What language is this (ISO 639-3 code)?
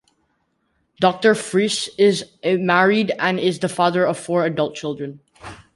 eng